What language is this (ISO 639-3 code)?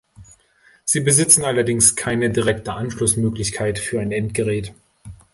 deu